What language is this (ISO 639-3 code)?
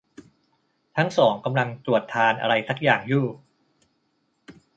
tha